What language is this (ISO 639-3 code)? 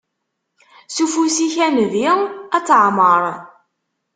kab